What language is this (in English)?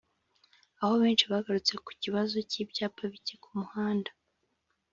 Kinyarwanda